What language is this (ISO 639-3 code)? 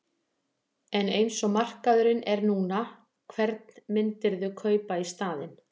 isl